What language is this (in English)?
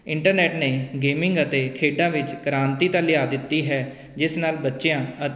Punjabi